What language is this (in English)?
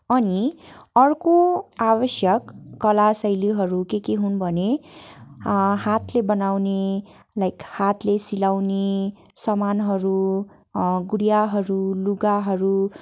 Nepali